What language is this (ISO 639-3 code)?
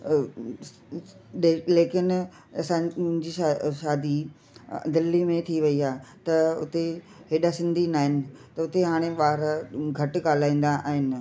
snd